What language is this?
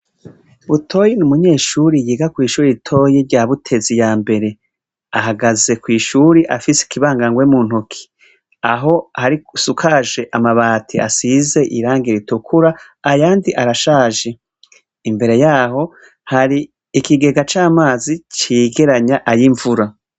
Rundi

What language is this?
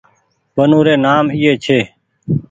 Goaria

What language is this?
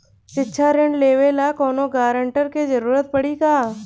Bhojpuri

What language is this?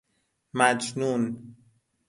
Persian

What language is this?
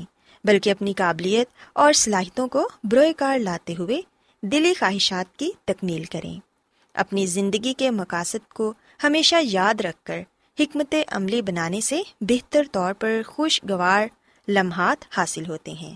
Urdu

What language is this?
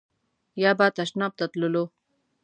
Pashto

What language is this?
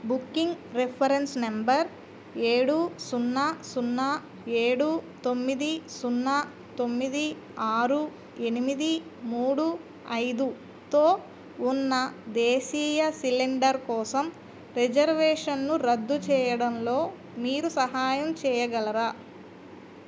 Telugu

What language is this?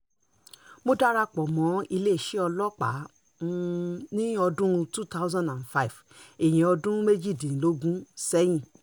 Yoruba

